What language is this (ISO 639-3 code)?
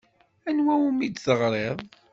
kab